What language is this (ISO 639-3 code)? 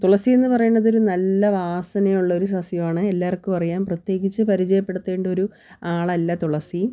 mal